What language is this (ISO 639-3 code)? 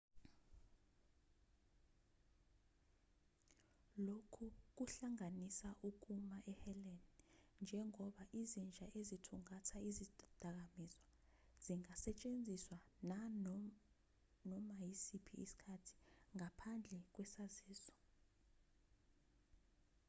zul